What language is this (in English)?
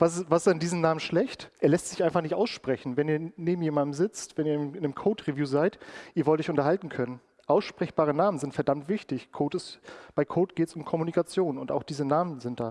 German